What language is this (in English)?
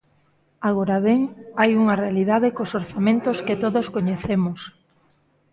Galician